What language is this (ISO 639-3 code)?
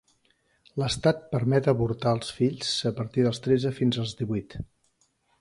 cat